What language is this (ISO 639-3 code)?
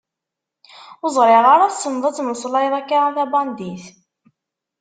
kab